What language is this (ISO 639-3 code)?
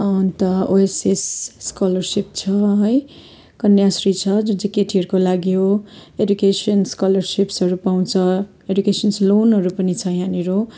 nep